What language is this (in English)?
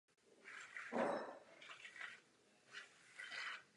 Czech